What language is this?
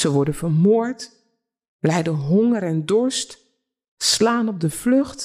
Dutch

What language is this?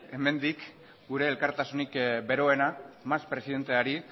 Basque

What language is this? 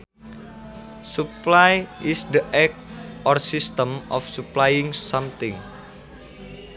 Sundanese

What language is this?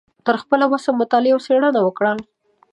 Pashto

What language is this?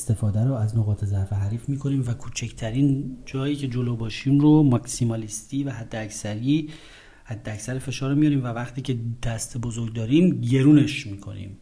Persian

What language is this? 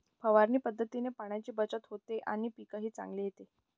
Marathi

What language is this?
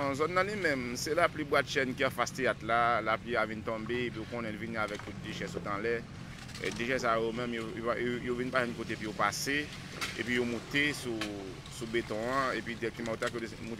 French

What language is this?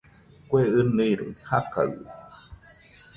Nüpode Huitoto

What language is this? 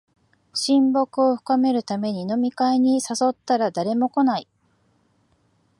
Japanese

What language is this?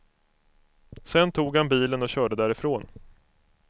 Swedish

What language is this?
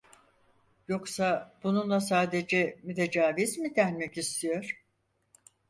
Turkish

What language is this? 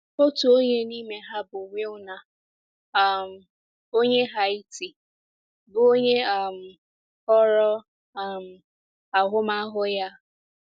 Igbo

